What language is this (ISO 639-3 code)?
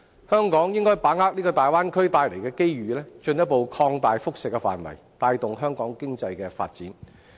yue